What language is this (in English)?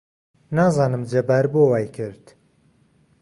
Central Kurdish